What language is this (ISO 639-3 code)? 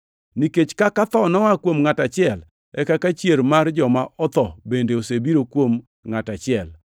luo